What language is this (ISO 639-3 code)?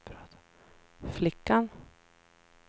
swe